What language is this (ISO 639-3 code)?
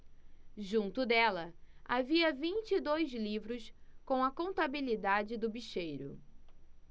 por